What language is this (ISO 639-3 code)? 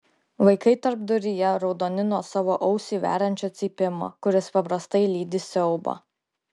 lit